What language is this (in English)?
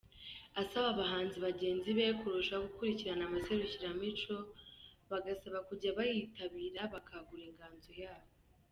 Kinyarwanda